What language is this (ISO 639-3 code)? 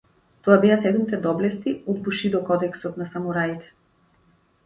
mkd